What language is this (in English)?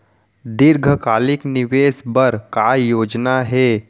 Chhattisgarhi